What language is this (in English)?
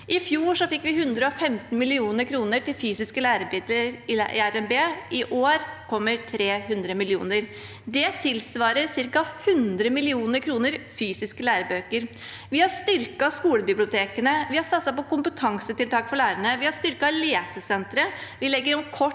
Norwegian